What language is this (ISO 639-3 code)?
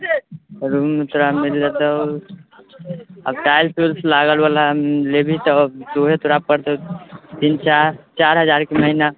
mai